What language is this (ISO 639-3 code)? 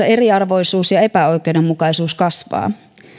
fin